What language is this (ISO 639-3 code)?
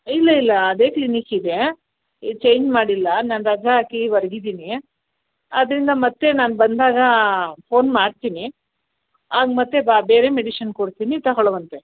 kan